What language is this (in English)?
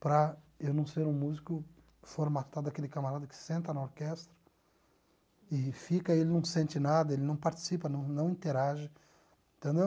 Portuguese